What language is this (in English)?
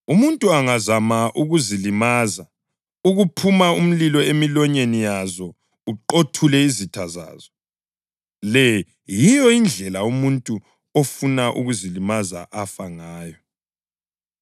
North Ndebele